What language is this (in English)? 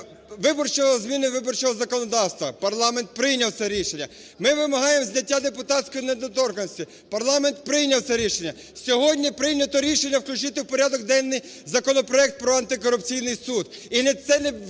Ukrainian